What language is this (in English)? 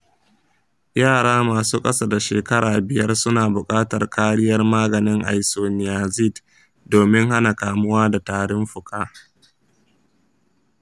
Hausa